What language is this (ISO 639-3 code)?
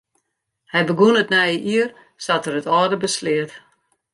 fry